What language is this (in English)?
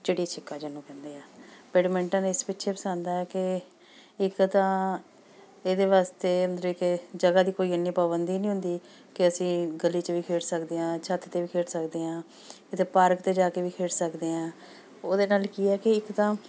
Punjabi